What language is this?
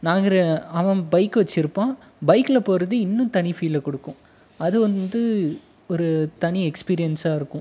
Tamil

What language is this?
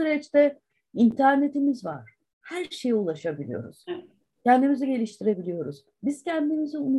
Turkish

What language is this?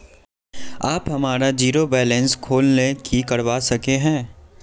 Magahi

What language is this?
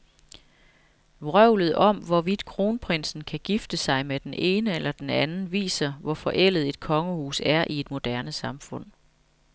Danish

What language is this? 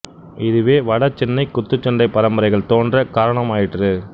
Tamil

